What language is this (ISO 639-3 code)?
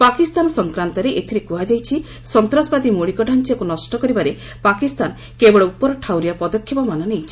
ori